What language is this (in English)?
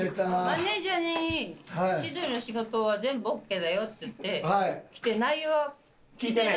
Japanese